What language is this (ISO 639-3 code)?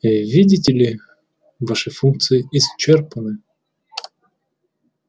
rus